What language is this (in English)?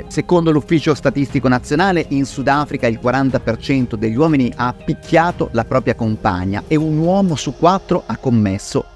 Italian